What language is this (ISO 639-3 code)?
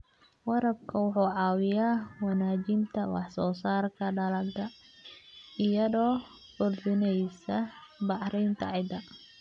som